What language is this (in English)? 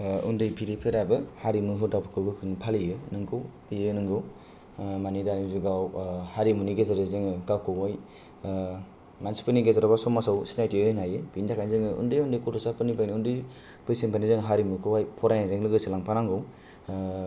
Bodo